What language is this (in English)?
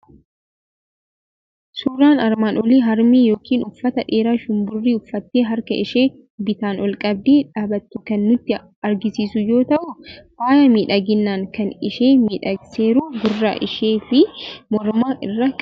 Oromo